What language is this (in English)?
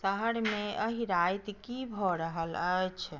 Maithili